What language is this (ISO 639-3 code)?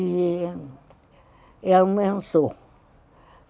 por